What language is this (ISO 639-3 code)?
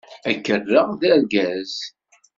kab